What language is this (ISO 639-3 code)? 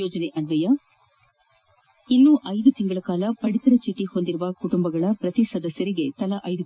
kan